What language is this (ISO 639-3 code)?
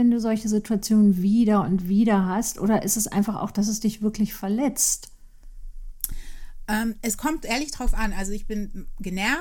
deu